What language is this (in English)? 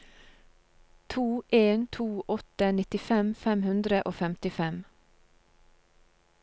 Norwegian